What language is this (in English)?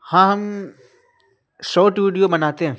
Urdu